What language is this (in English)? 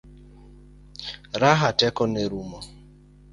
Luo (Kenya and Tanzania)